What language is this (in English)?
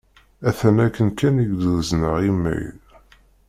Kabyle